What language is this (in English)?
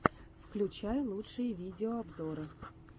Russian